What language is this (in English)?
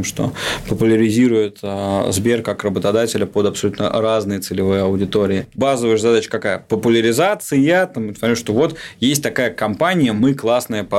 Russian